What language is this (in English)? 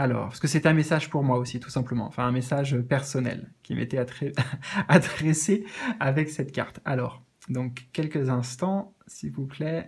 French